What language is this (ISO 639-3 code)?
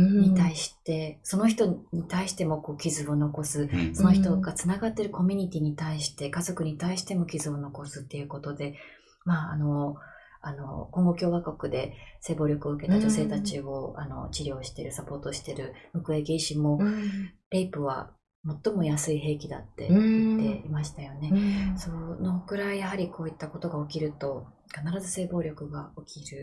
jpn